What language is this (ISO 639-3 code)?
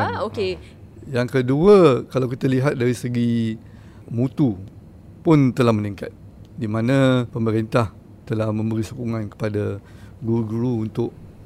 msa